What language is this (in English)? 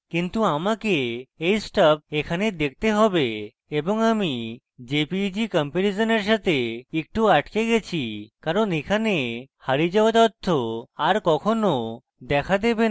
Bangla